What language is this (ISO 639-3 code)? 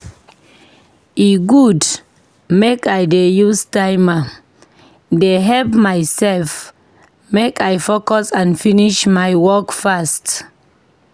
pcm